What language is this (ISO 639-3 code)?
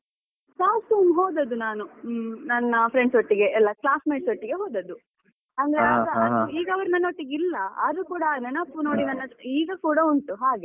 kan